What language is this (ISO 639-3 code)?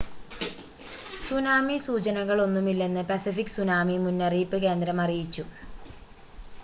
mal